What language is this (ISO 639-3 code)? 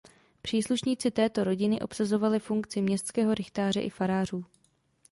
ces